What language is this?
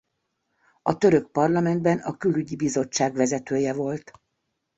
Hungarian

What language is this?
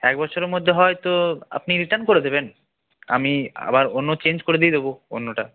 Bangla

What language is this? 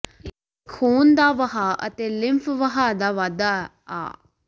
Punjabi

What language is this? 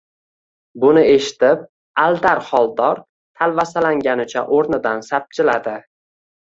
Uzbek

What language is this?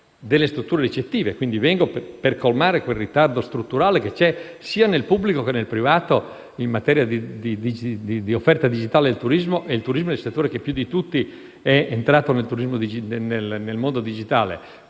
Italian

